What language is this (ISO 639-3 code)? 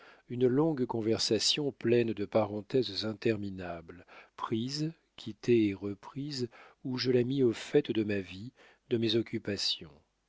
fra